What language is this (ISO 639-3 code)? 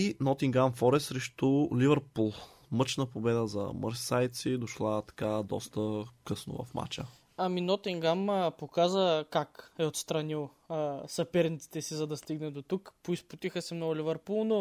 bul